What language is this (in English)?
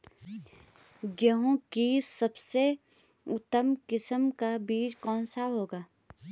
Hindi